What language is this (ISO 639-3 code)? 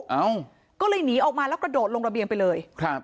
tha